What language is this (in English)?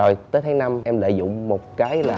Vietnamese